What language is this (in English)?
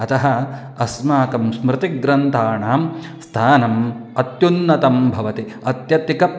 Sanskrit